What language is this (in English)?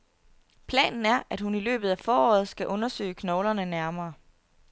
Danish